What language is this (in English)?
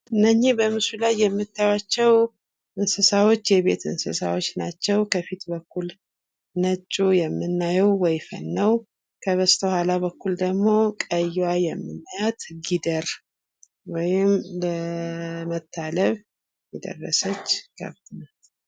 Amharic